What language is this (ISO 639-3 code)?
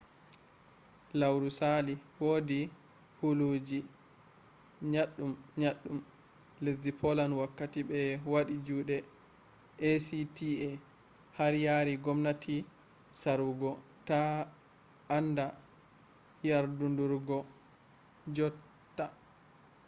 ful